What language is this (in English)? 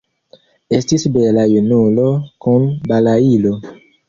Esperanto